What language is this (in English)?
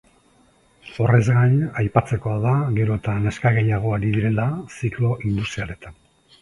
Basque